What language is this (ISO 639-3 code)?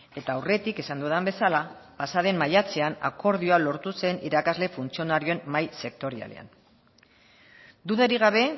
eus